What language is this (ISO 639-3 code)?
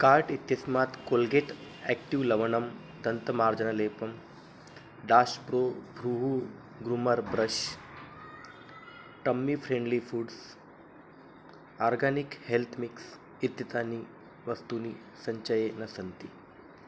san